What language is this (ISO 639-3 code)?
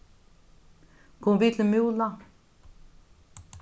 fao